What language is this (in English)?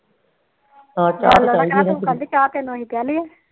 Punjabi